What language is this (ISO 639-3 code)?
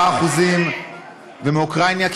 heb